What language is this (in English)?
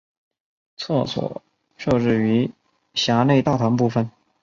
Chinese